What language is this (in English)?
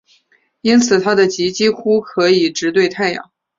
Chinese